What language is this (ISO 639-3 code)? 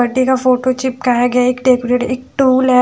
hin